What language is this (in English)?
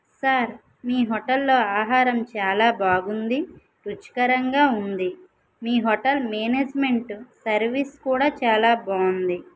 Telugu